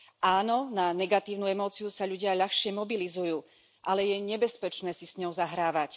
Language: Slovak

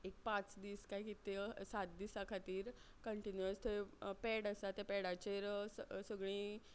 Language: Konkani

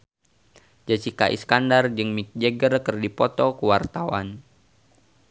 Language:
Sundanese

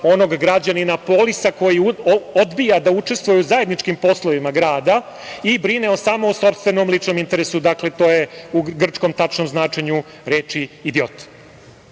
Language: Serbian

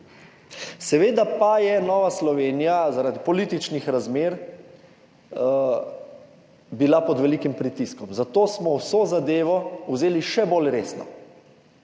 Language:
Slovenian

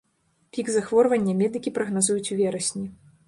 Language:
Belarusian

